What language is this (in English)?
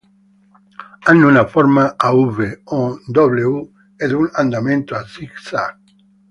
Italian